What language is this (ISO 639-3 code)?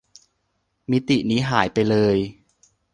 tha